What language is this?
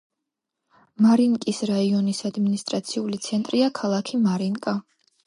Georgian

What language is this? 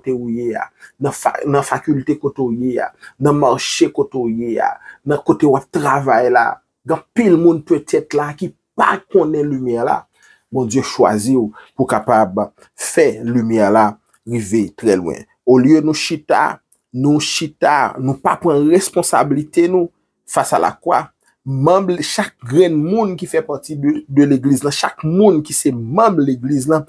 French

